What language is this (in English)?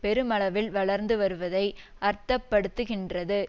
Tamil